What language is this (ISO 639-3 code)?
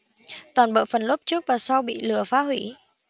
vie